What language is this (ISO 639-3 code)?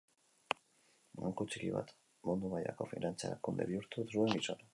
eus